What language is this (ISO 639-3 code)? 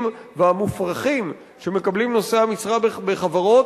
heb